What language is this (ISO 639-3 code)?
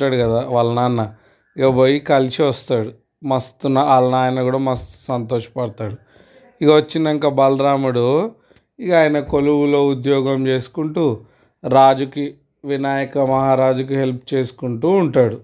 tel